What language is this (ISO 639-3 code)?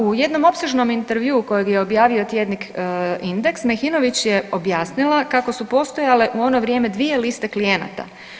hrv